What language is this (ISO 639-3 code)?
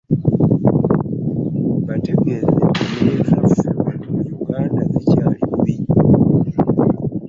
lug